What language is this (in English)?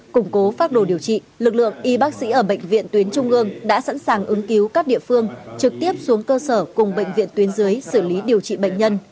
Vietnamese